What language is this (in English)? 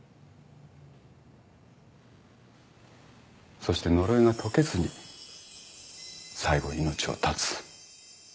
Japanese